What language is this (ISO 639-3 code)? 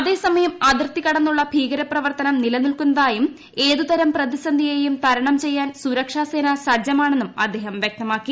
mal